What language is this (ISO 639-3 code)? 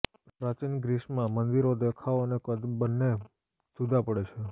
guj